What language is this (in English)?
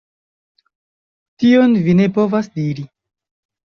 Esperanto